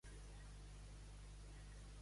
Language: Catalan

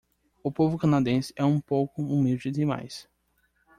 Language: Portuguese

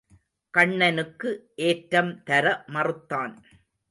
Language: Tamil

